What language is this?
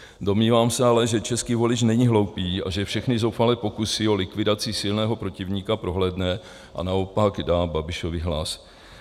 Czech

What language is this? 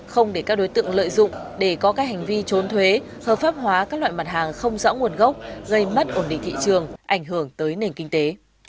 Vietnamese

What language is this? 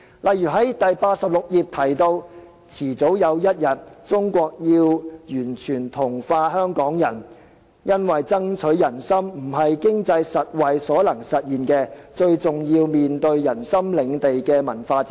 Cantonese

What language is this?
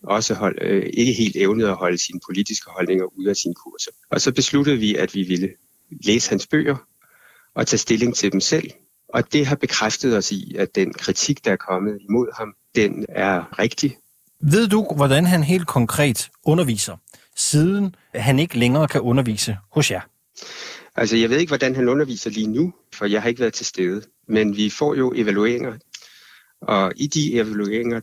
Danish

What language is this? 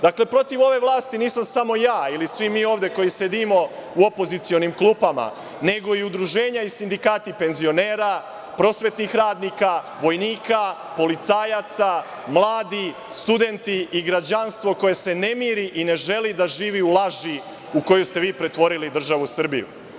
Serbian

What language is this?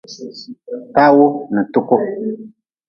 Nawdm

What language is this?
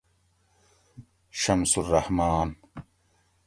Gawri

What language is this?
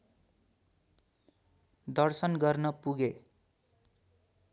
Nepali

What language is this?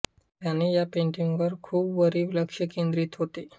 Marathi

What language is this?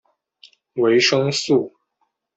Chinese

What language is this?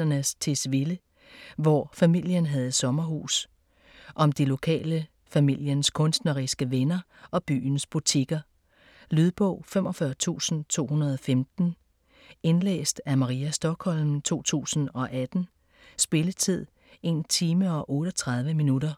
Danish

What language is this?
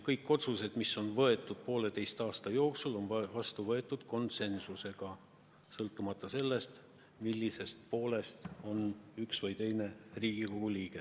Estonian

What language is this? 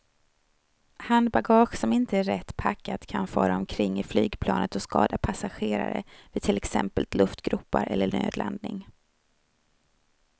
Swedish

